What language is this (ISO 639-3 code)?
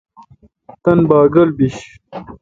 xka